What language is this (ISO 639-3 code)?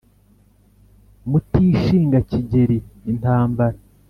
kin